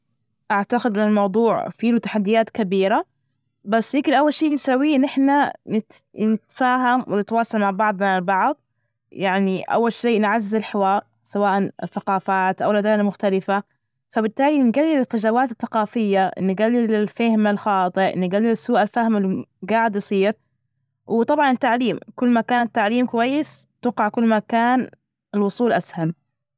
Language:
Najdi Arabic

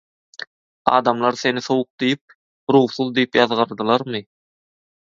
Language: Turkmen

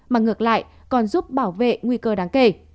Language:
Vietnamese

